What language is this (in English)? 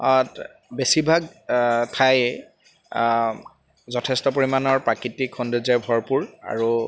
Assamese